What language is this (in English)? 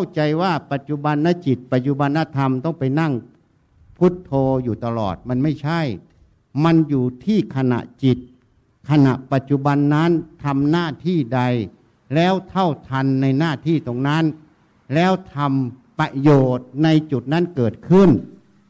Thai